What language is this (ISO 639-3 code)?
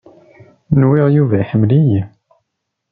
kab